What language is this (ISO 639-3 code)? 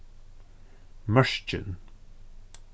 fao